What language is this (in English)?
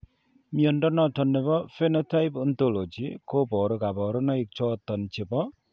Kalenjin